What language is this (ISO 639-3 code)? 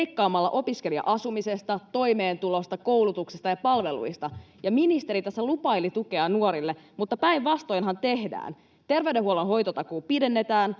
fin